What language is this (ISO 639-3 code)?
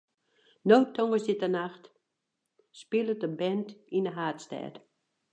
fry